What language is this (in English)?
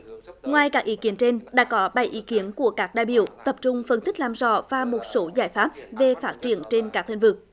Vietnamese